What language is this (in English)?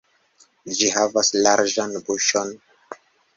Esperanto